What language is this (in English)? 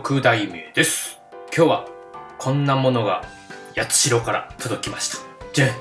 Japanese